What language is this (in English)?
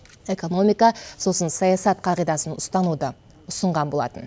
Kazakh